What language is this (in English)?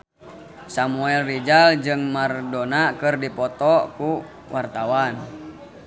Sundanese